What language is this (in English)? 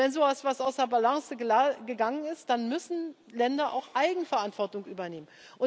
German